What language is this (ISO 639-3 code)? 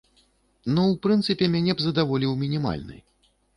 bel